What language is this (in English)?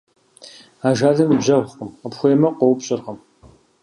Kabardian